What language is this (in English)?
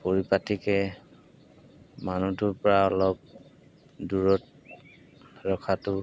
Assamese